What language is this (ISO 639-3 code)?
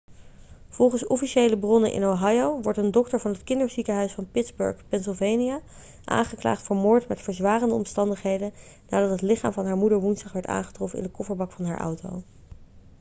nld